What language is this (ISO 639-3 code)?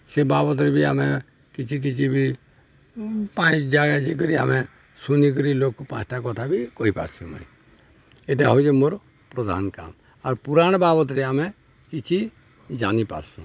ori